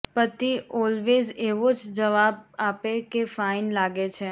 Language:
Gujarati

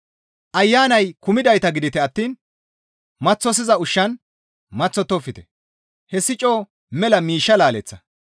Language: Gamo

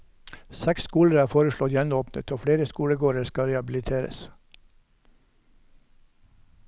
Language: Norwegian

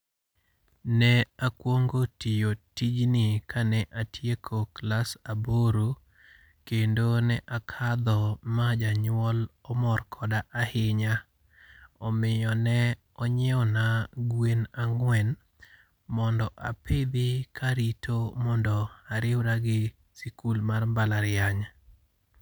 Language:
Luo (Kenya and Tanzania)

